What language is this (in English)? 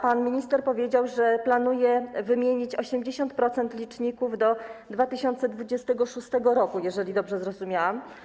Polish